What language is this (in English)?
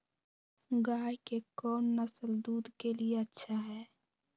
Magahi